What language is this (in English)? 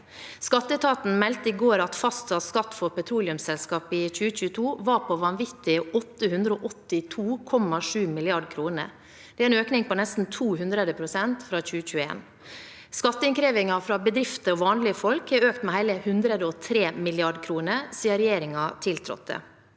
Norwegian